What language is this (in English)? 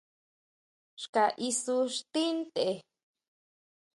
Huautla Mazatec